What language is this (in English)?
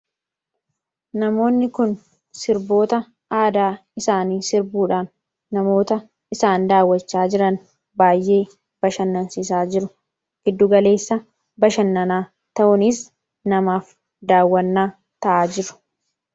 Oromo